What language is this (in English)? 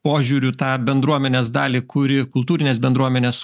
Lithuanian